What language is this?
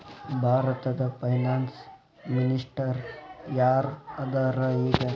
Kannada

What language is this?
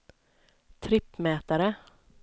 Swedish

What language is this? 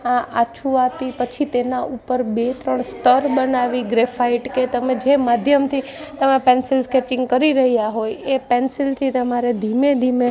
Gujarati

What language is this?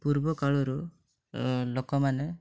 Odia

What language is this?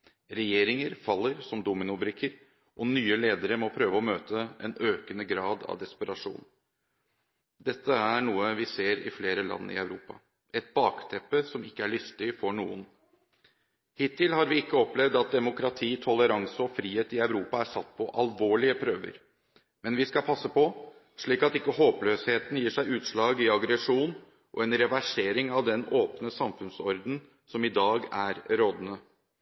Norwegian Bokmål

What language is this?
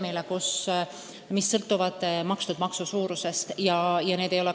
Estonian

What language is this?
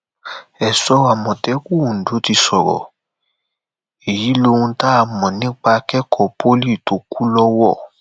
Yoruba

